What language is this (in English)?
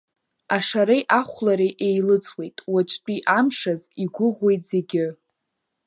Abkhazian